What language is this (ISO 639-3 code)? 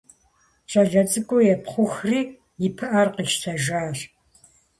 kbd